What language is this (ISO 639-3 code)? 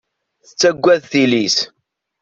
kab